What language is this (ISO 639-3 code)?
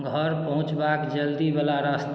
mai